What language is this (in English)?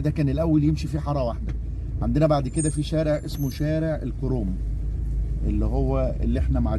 Arabic